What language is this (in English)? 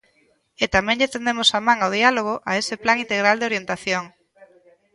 Galician